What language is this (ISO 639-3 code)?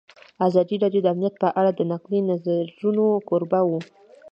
pus